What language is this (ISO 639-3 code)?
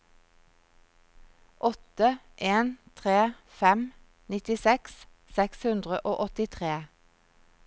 nor